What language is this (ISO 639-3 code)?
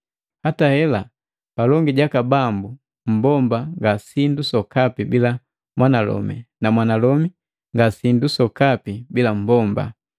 mgv